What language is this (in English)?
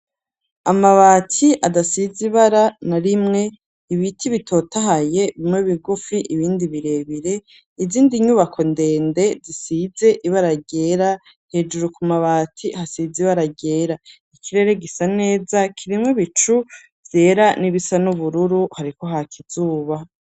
Rundi